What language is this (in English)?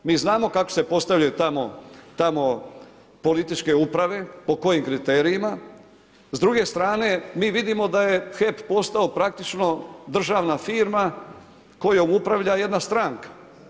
Croatian